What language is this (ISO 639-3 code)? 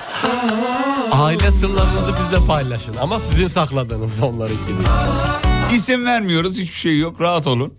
tur